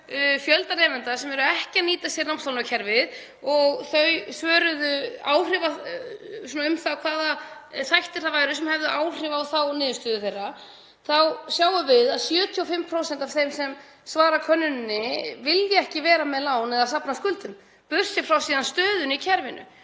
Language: Icelandic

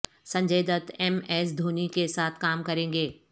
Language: Urdu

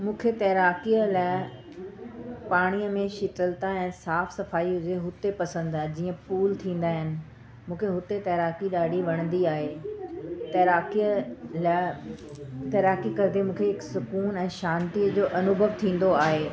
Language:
Sindhi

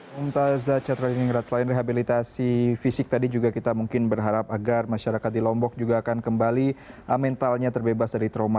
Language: Indonesian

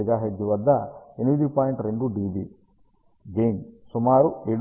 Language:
Telugu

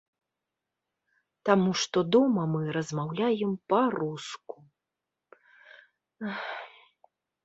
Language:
Belarusian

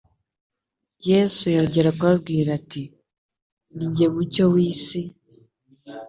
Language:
Kinyarwanda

